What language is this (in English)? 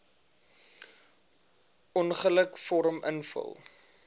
Afrikaans